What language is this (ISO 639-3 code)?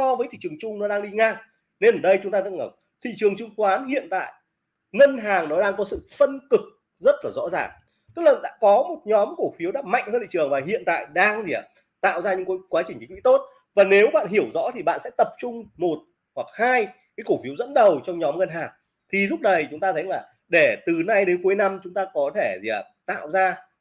vie